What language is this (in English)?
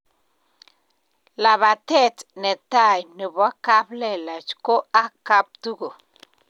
Kalenjin